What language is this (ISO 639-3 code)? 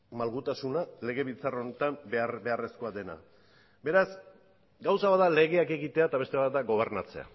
eus